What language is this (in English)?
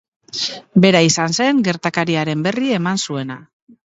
Basque